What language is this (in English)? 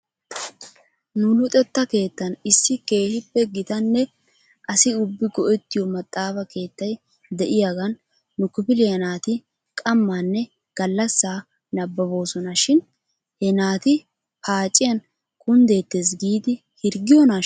Wolaytta